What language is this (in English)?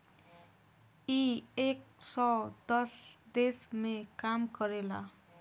Bhojpuri